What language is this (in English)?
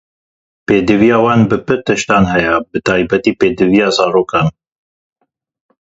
Kurdish